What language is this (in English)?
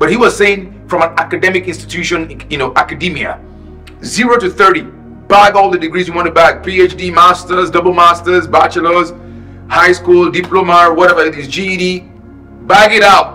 English